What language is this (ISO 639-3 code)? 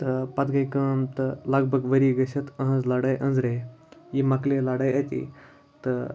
kas